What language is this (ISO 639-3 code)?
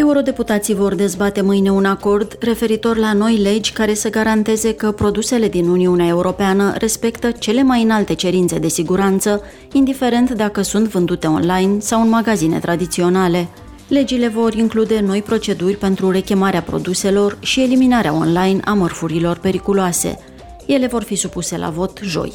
ron